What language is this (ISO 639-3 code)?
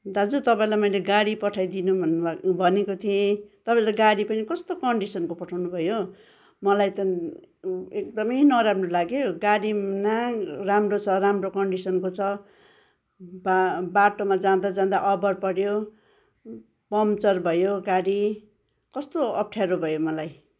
nep